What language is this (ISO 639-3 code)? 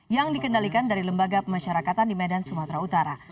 ind